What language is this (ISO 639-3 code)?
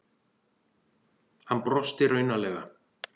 isl